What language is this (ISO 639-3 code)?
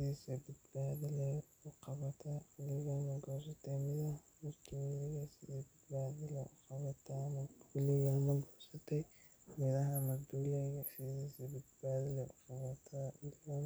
som